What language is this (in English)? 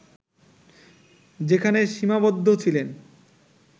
Bangla